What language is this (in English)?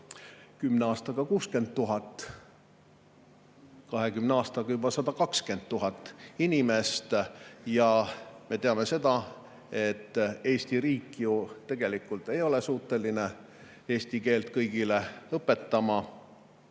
Estonian